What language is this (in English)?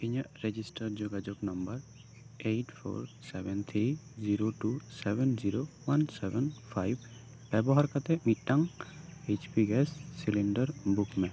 Santali